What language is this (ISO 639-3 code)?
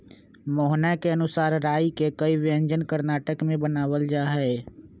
mag